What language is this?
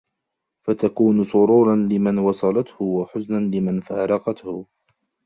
Arabic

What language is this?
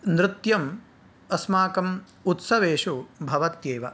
Sanskrit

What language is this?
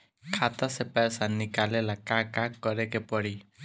Bhojpuri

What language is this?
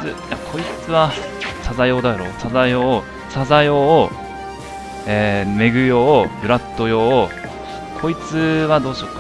Japanese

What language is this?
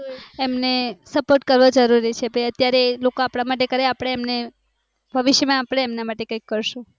Gujarati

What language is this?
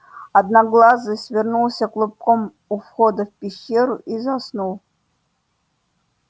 Russian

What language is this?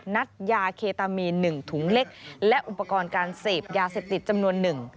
Thai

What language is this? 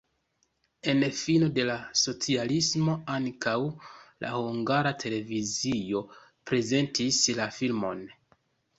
Esperanto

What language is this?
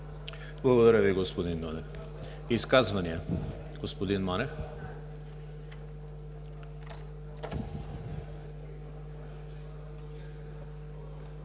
Bulgarian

